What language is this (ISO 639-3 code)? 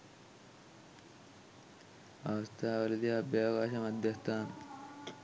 sin